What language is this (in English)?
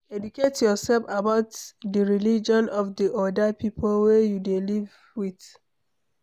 Nigerian Pidgin